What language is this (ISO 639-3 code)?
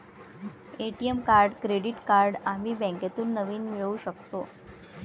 mar